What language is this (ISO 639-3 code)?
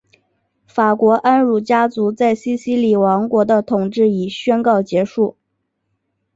zho